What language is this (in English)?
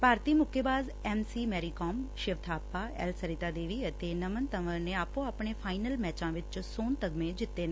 Punjabi